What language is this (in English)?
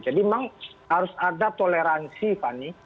Indonesian